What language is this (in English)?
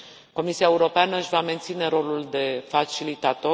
Romanian